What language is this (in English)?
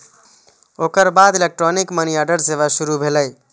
Maithili